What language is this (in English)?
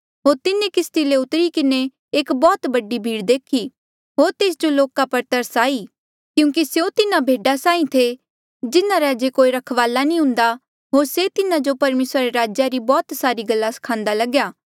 Mandeali